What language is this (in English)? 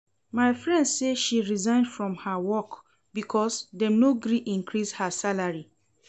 Nigerian Pidgin